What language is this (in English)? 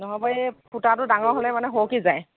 Assamese